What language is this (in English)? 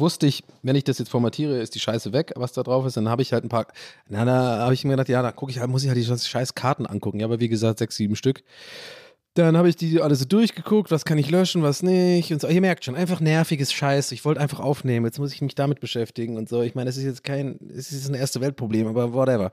German